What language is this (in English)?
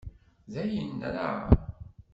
Kabyle